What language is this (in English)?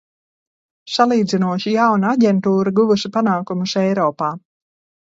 Latvian